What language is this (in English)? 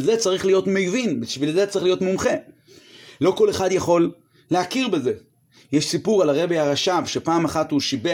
Hebrew